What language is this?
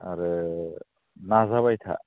Bodo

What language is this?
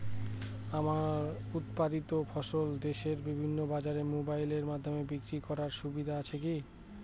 Bangla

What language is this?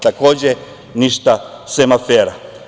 Serbian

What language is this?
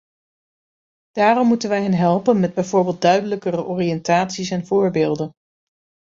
Dutch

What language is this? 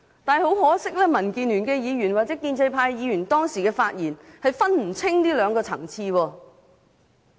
Cantonese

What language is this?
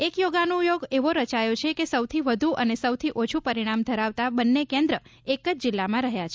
Gujarati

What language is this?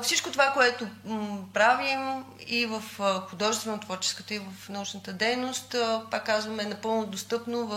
Bulgarian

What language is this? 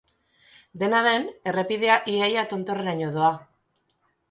Basque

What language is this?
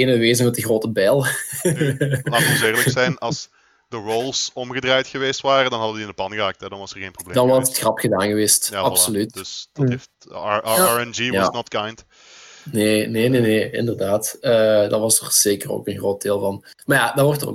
Dutch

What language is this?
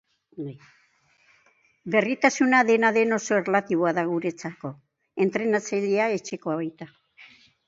Basque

